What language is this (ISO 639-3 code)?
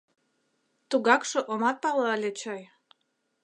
chm